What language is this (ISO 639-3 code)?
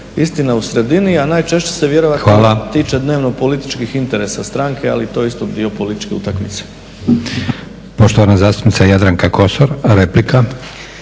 hrv